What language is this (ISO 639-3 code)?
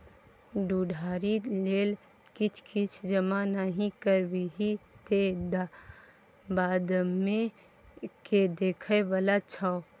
mai